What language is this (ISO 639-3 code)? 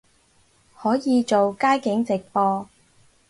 yue